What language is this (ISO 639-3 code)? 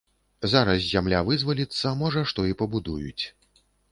bel